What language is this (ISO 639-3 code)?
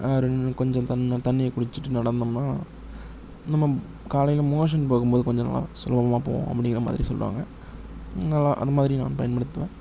tam